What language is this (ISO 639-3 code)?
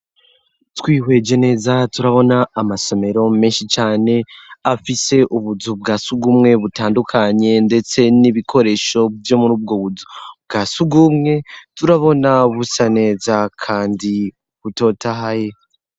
run